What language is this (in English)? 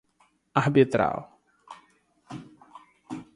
Portuguese